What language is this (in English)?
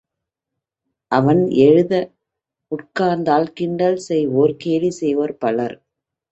Tamil